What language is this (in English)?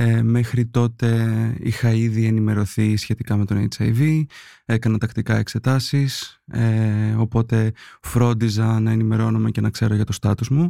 Greek